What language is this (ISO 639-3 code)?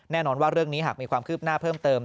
tha